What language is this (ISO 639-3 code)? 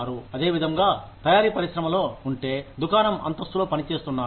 tel